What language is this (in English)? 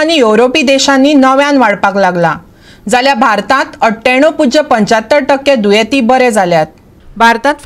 Hindi